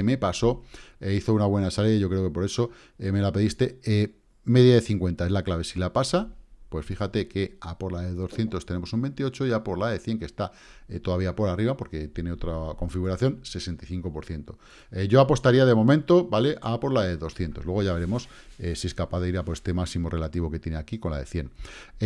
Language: Spanish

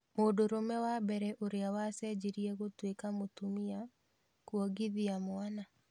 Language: Kikuyu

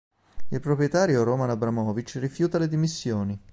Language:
Italian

